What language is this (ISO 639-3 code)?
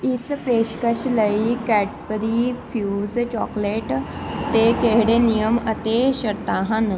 pan